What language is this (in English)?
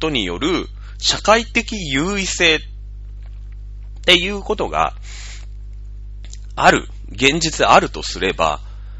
Japanese